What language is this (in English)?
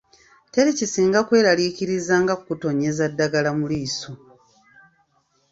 Ganda